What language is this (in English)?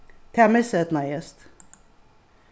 Faroese